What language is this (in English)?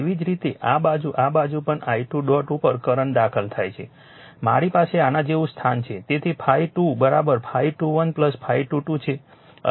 Gujarati